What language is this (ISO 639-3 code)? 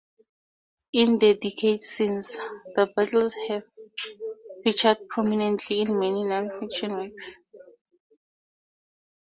eng